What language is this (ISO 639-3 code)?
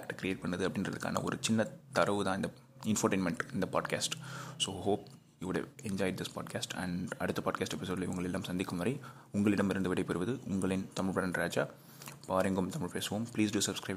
tam